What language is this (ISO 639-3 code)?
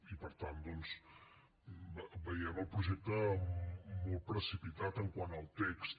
cat